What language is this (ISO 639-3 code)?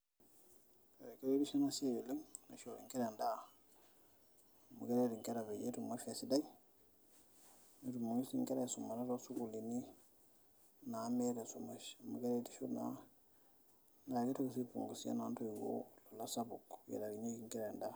mas